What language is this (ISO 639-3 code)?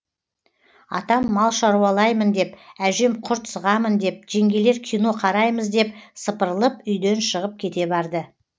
kaz